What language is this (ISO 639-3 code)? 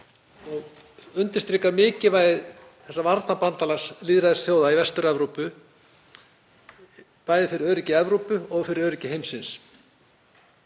isl